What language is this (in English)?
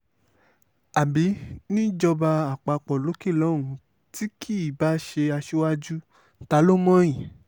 Yoruba